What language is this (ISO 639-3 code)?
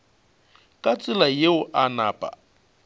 nso